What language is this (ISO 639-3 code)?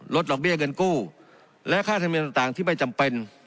tha